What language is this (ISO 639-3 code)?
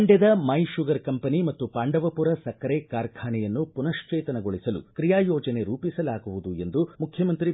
kan